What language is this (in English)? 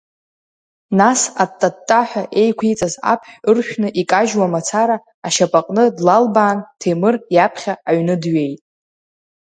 Abkhazian